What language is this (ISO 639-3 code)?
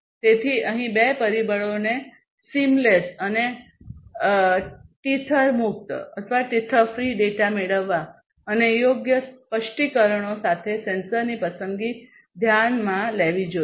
guj